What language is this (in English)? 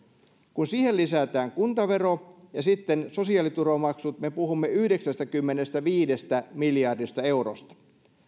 Finnish